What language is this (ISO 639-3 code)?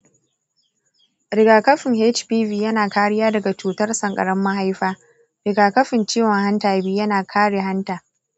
hau